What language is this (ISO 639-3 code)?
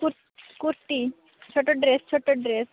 ori